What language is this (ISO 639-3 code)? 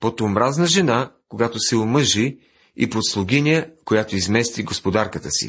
bul